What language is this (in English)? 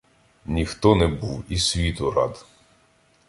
Ukrainian